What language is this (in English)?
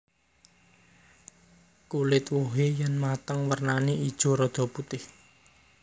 Javanese